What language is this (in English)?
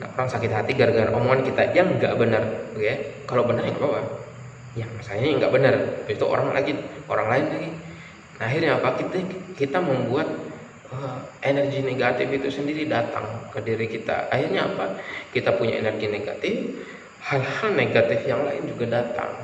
Indonesian